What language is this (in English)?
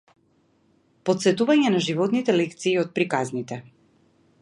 Macedonian